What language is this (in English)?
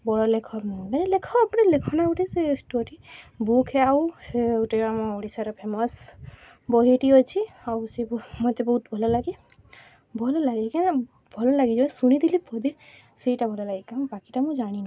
Odia